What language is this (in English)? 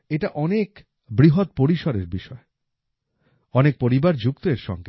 Bangla